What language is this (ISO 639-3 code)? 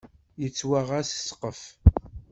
kab